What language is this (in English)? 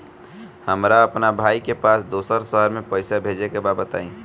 Bhojpuri